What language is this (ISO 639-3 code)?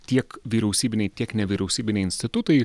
lit